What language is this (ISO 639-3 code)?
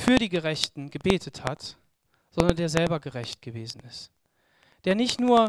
deu